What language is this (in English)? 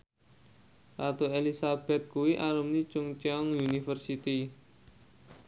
Javanese